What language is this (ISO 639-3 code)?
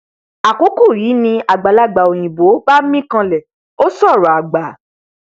yor